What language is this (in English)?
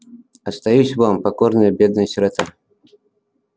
Russian